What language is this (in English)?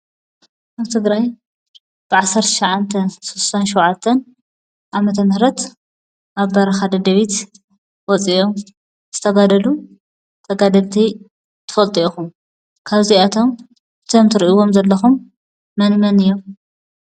Tigrinya